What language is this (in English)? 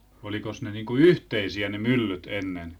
Finnish